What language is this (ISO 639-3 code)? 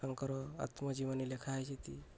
ori